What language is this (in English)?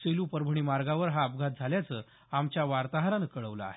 Marathi